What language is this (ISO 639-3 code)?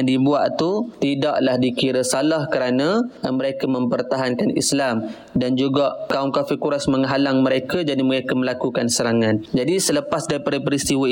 msa